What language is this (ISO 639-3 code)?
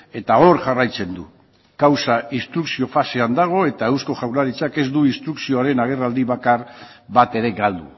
eus